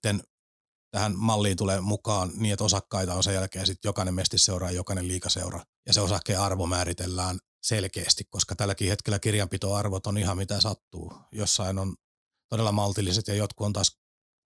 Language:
Finnish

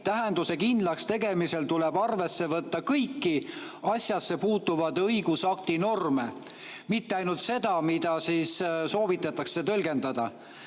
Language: Estonian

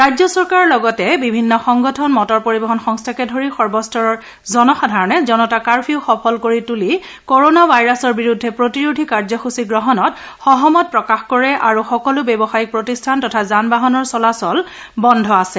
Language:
Assamese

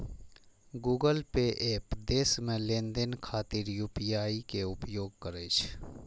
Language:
Maithili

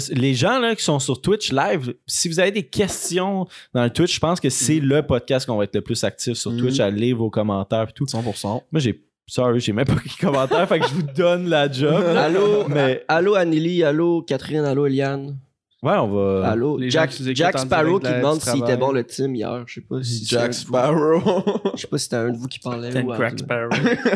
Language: French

